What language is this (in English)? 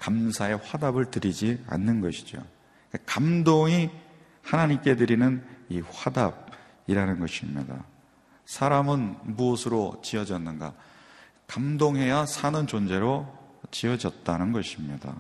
Korean